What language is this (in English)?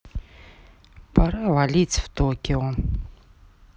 Russian